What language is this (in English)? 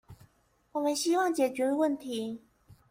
Chinese